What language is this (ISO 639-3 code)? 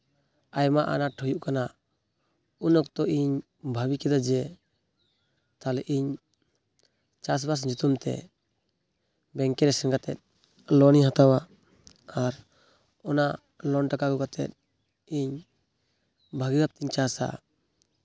sat